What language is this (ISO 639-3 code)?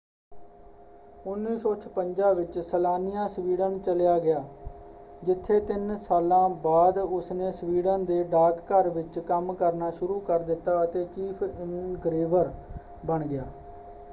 pan